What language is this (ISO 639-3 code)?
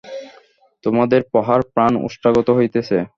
ben